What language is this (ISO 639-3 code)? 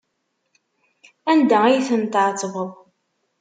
kab